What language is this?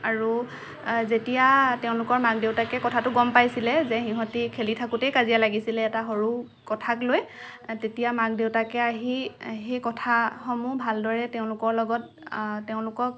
Assamese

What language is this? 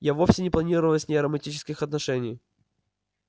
Russian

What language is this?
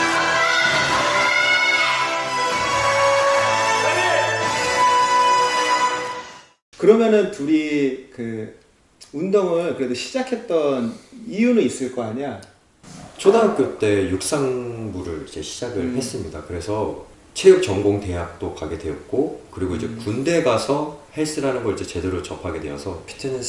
Korean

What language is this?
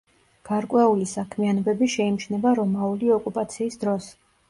Georgian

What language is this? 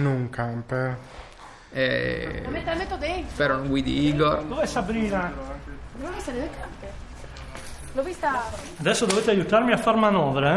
Italian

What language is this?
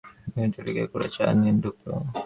Bangla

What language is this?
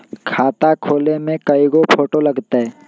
Magahi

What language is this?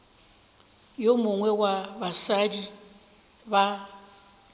Northern Sotho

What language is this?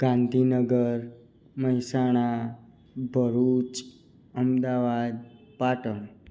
Gujarati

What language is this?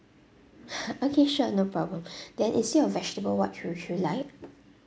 English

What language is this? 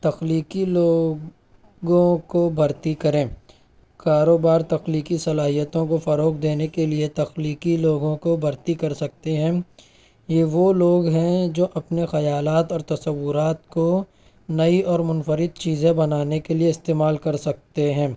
Urdu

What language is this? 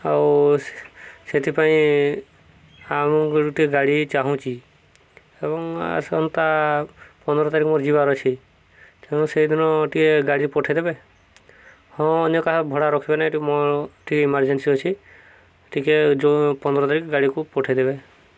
Odia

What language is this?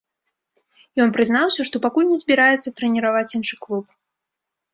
Belarusian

